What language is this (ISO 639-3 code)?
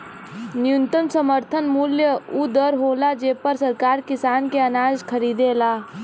bho